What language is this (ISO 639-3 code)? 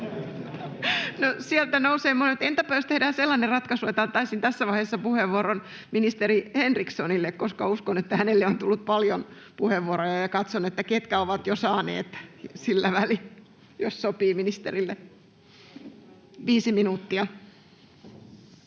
fin